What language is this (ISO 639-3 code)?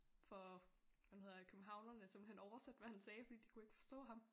dan